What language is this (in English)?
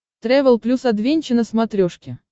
Russian